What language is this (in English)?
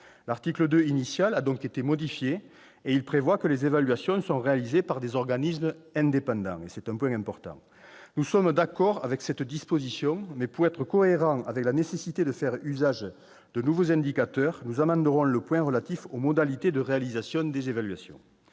French